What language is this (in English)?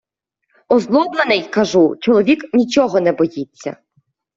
Ukrainian